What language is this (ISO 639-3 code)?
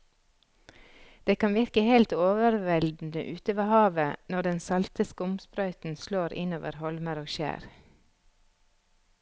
nor